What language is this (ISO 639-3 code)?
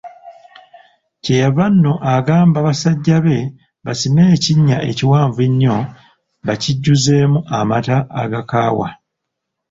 lug